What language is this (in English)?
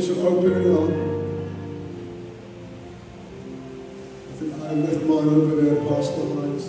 English